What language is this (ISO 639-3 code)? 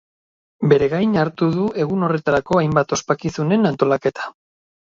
eus